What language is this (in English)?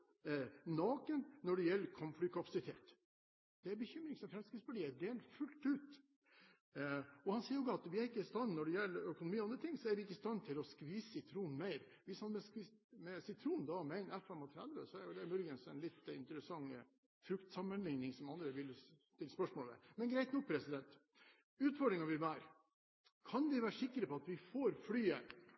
Norwegian Bokmål